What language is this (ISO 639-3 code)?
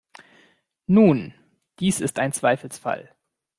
deu